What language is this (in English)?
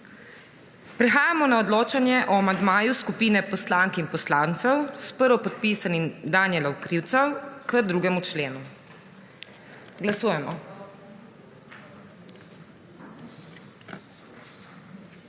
Slovenian